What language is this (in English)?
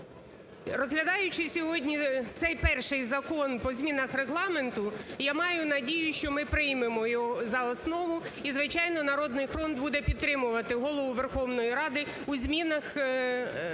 Ukrainian